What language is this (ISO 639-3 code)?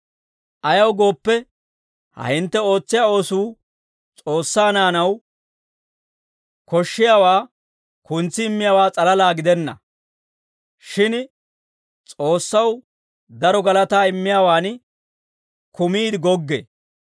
dwr